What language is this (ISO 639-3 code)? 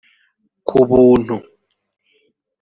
kin